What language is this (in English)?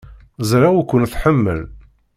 Kabyle